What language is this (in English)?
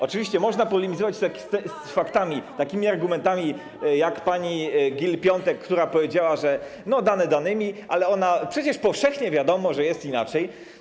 Polish